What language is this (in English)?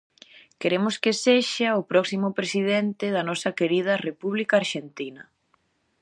Galician